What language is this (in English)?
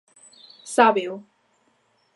Galician